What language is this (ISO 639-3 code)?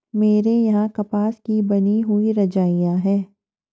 hin